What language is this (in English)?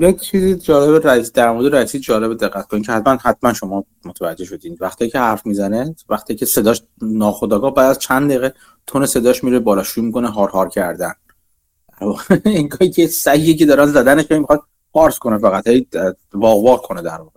Persian